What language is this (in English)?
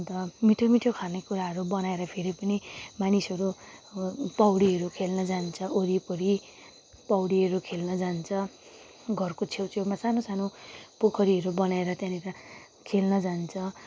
Nepali